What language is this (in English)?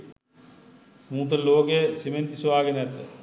Sinhala